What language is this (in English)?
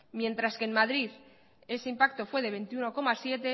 Spanish